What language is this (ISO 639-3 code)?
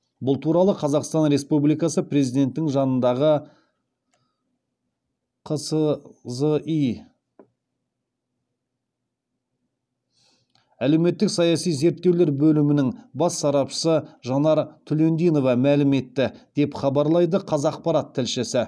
kaz